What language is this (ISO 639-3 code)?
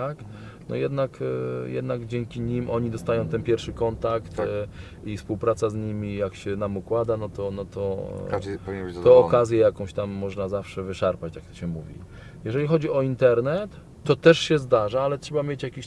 pol